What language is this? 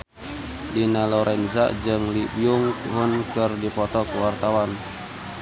Sundanese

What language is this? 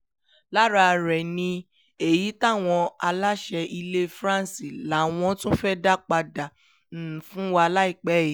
Yoruba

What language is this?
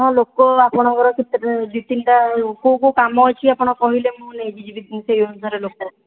Odia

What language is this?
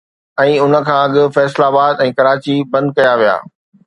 Sindhi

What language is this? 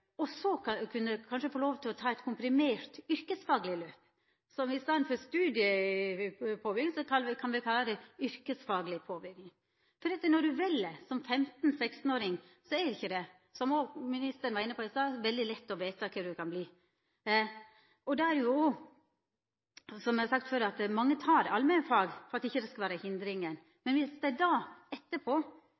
Norwegian Nynorsk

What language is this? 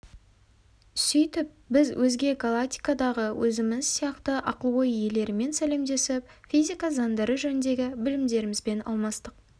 Kazakh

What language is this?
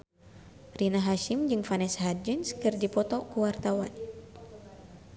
Sundanese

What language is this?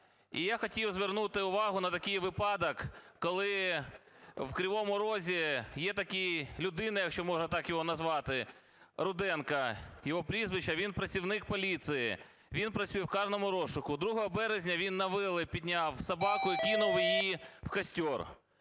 Ukrainian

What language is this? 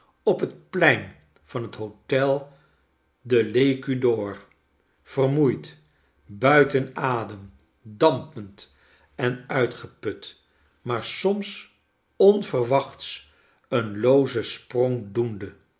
Dutch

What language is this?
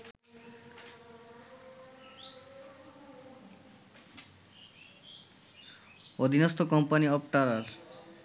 Bangla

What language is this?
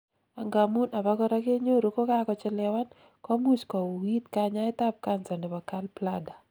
Kalenjin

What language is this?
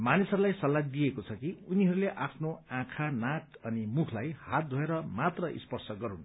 Nepali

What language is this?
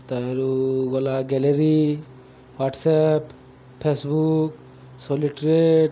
Odia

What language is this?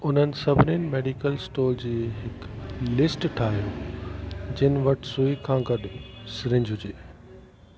Sindhi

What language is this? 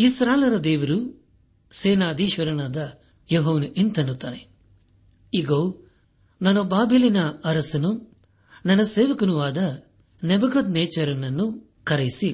Kannada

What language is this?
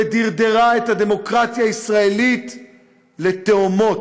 Hebrew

